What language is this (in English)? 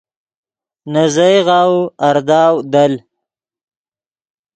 Yidgha